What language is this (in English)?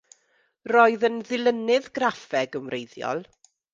Welsh